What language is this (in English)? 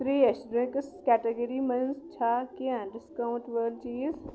Kashmiri